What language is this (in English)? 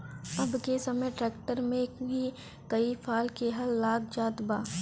Bhojpuri